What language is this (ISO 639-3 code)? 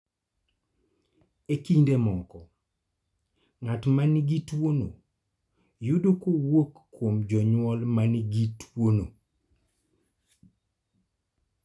luo